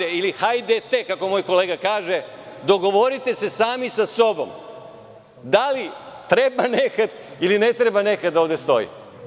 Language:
Serbian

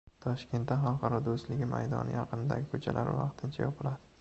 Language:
Uzbek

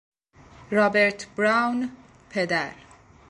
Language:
Persian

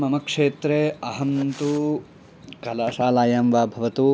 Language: Sanskrit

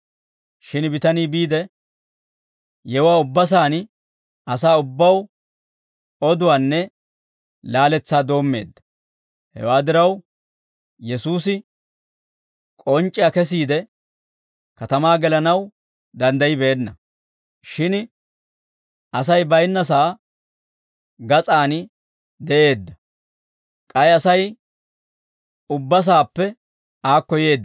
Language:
Dawro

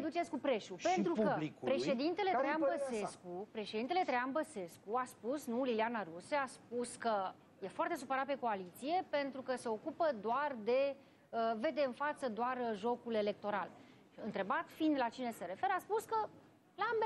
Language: Romanian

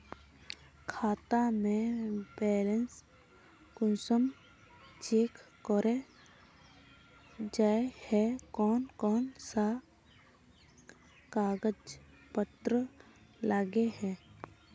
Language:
Magahi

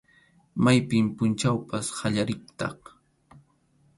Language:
Arequipa-La Unión Quechua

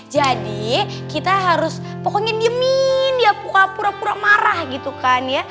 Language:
Indonesian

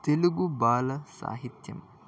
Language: Telugu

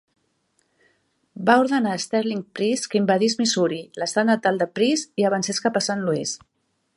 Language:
Catalan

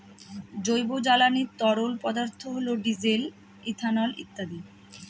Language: Bangla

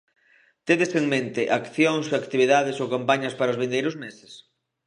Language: Galician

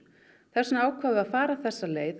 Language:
Icelandic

